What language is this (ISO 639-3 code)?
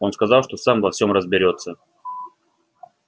rus